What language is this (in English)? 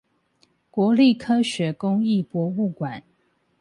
Chinese